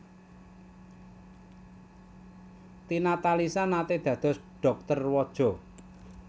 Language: Javanese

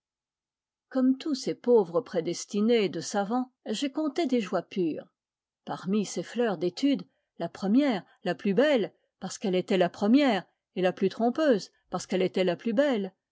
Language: French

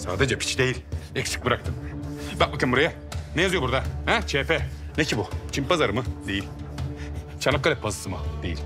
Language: Turkish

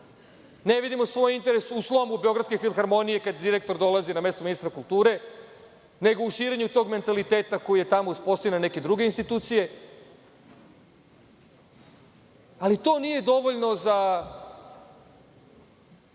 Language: Serbian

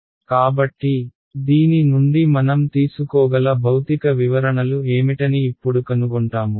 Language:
Telugu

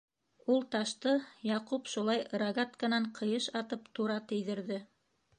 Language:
Bashkir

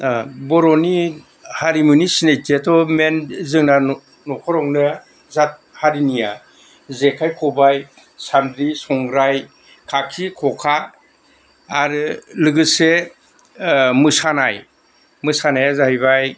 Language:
Bodo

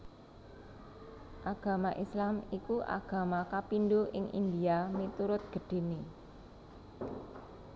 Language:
Javanese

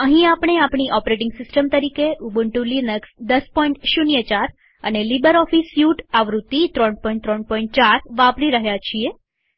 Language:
Gujarati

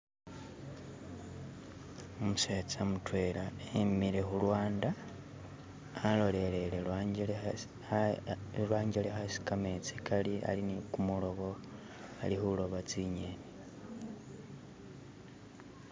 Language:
Masaaba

